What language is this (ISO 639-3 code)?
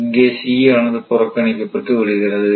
tam